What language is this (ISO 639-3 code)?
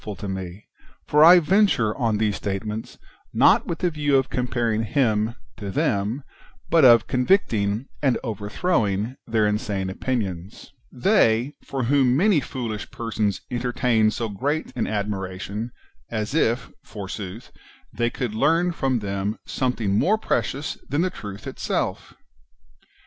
eng